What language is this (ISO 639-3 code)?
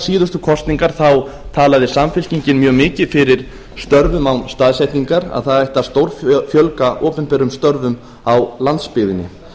isl